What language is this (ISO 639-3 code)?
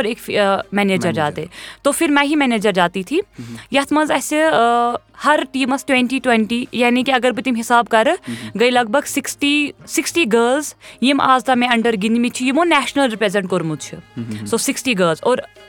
urd